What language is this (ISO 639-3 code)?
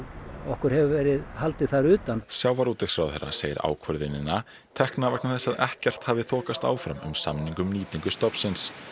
isl